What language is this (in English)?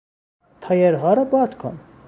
Persian